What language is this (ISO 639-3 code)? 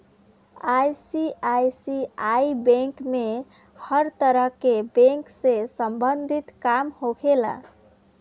bho